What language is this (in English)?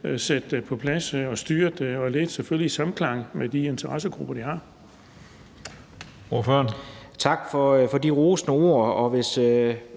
Danish